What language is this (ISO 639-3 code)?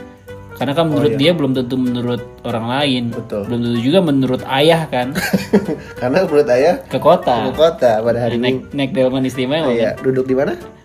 ind